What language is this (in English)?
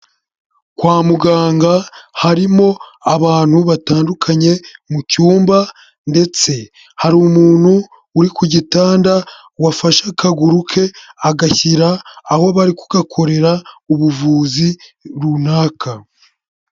Kinyarwanda